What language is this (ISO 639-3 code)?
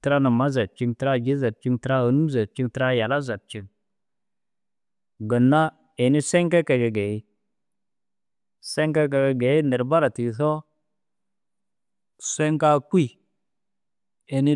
dzg